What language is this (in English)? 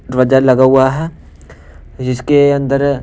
Hindi